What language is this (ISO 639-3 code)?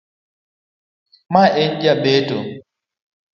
luo